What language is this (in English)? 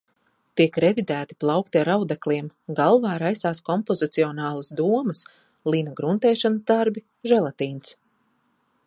Latvian